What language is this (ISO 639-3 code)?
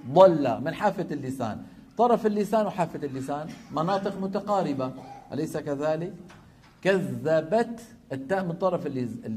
ara